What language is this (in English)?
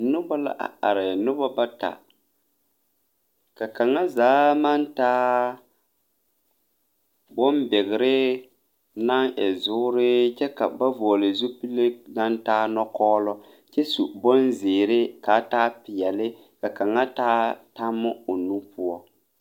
Southern Dagaare